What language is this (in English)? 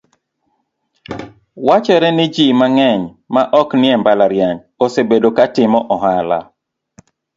Luo (Kenya and Tanzania)